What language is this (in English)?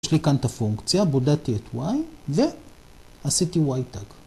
Hebrew